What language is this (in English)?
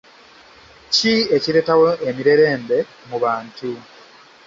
Ganda